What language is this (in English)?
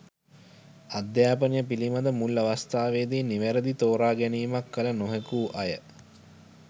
Sinhala